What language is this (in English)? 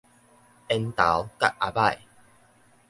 Min Nan Chinese